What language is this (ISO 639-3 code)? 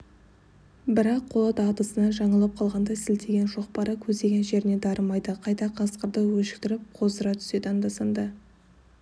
kaz